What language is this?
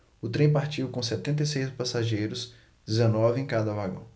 Portuguese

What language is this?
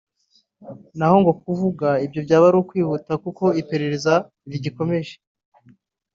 Kinyarwanda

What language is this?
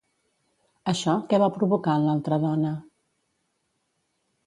Catalan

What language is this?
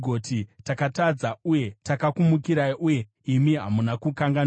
Shona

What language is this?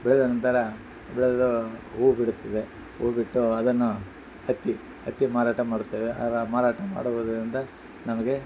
Kannada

